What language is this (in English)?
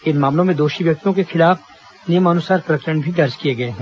Hindi